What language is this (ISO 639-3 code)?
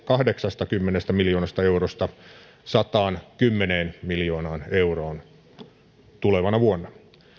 fin